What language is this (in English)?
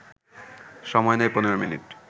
Bangla